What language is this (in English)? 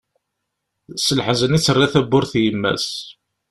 Kabyle